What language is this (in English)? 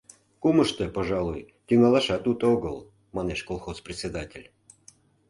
Mari